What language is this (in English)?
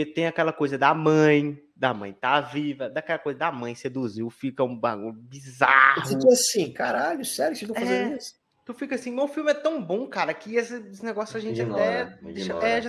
Portuguese